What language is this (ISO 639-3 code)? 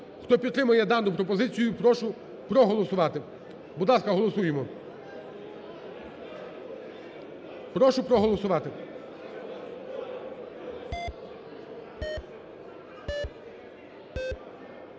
ukr